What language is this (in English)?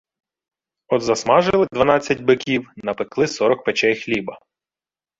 Ukrainian